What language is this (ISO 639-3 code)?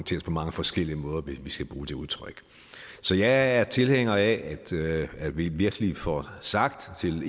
dan